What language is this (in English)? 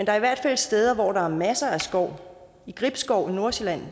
Danish